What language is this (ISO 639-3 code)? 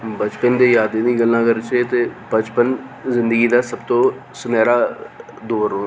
doi